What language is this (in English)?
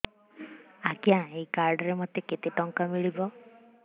Odia